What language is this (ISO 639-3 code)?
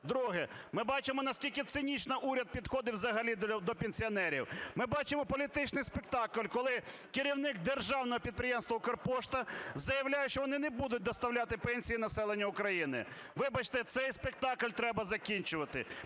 ukr